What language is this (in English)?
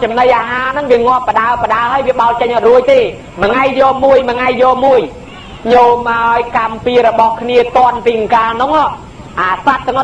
Thai